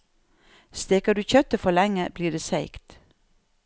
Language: Norwegian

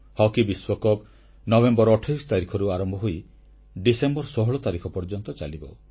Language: Odia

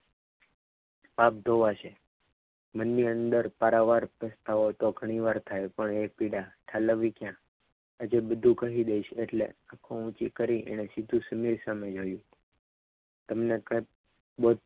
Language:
Gujarati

